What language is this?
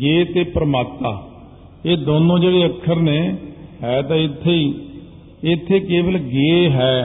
Punjabi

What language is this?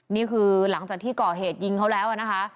Thai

